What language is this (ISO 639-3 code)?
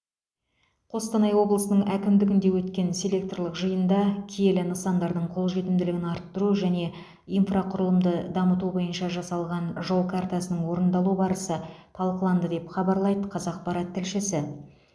kaz